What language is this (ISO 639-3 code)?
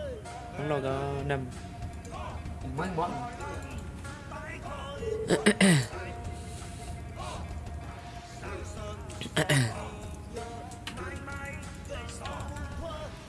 vie